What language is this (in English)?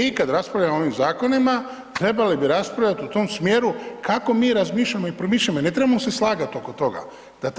Croatian